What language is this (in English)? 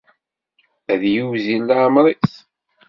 Kabyle